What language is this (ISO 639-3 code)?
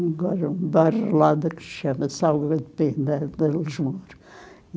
por